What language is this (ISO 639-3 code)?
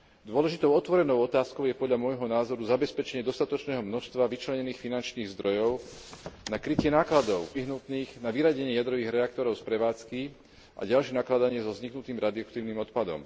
slk